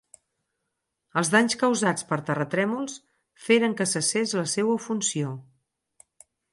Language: Catalan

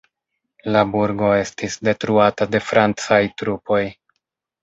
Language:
Esperanto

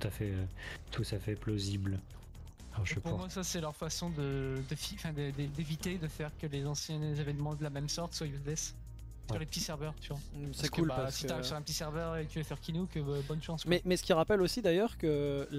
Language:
French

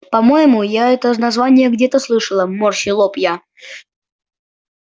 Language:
Russian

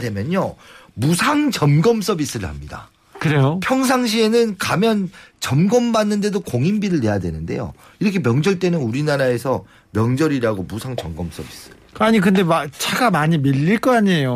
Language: Korean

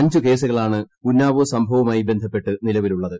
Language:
Malayalam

